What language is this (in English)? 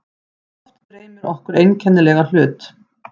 Icelandic